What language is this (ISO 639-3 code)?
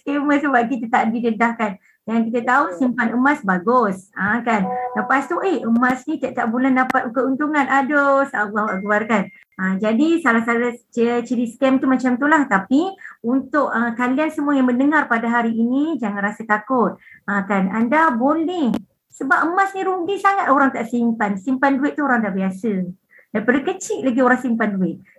msa